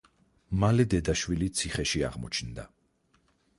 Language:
Georgian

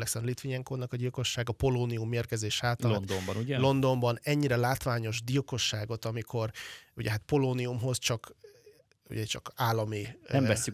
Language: Hungarian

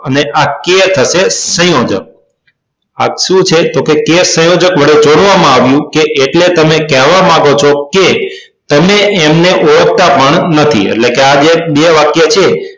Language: Gujarati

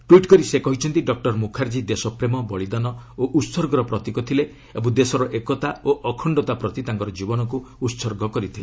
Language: Odia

